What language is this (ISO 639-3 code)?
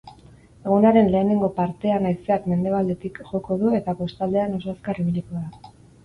eus